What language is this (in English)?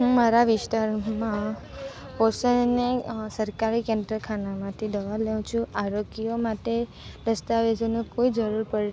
Gujarati